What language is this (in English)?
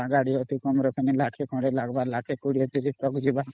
Odia